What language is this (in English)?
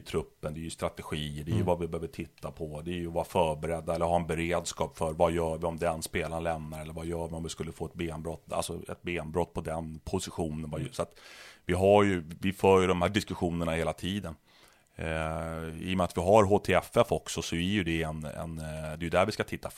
Swedish